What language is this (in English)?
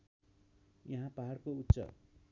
Nepali